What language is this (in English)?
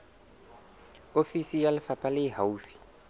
Southern Sotho